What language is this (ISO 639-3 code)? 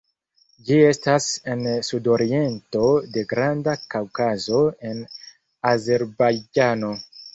epo